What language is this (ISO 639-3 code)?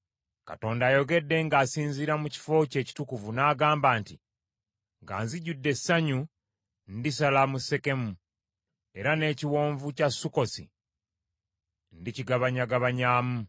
lug